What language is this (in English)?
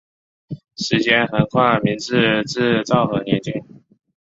Chinese